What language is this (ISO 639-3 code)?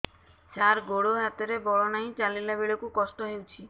ori